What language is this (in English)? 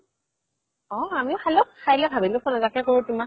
Assamese